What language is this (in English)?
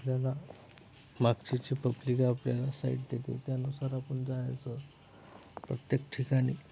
Marathi